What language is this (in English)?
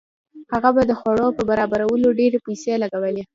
Pashto